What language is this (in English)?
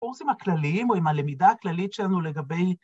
Hebrew